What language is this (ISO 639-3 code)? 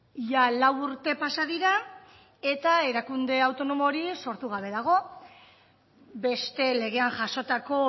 eus